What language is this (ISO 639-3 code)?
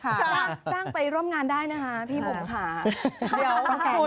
tha